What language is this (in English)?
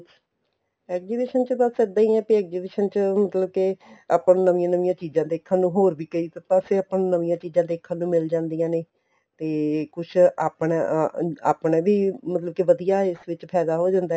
Punjabi